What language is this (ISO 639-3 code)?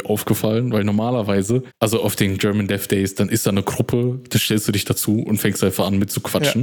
deu